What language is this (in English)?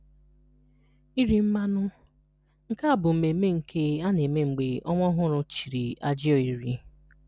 Igbo